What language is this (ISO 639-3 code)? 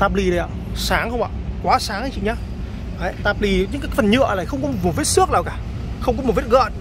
vie